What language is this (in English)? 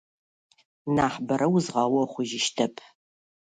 Russian